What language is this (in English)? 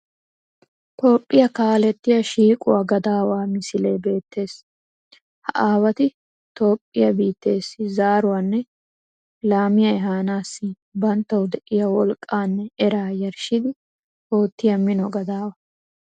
Wolaytta